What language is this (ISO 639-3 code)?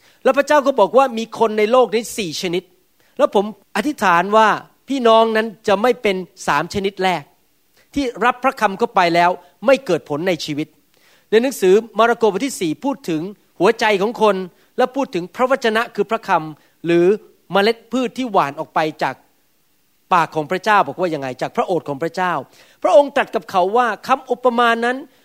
tha